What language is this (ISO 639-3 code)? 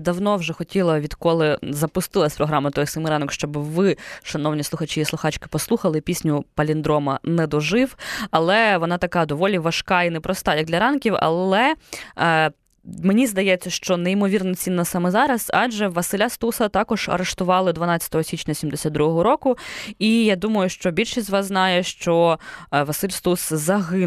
ukr